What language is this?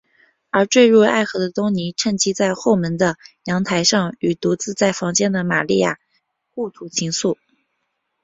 Chinese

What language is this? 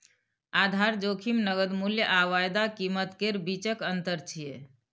Maithili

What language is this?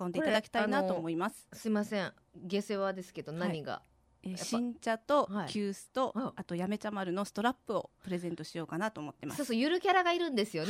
Japanese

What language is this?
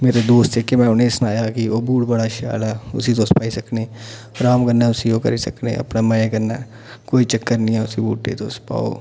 Dogri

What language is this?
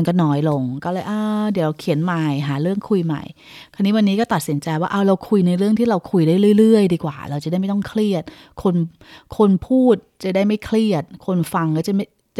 Thai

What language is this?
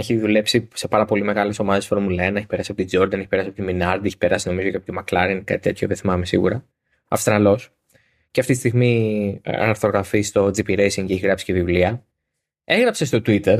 Greek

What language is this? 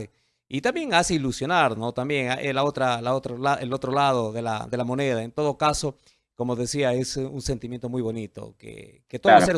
Spanish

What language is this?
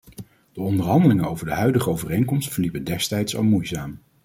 Dutch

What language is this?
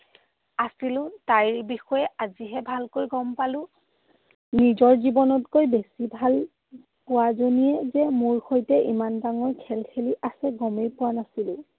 Assamese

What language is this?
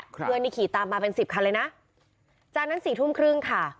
Thai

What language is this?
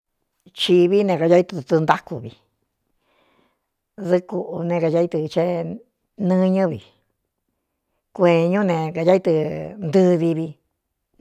Cuyamecalco Mixtec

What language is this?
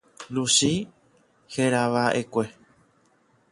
Guarani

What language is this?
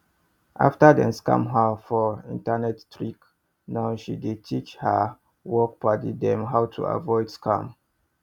Nigerian Pidgin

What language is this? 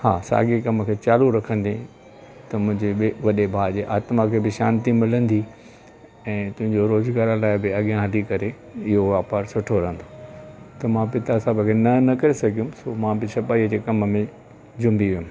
Sindhi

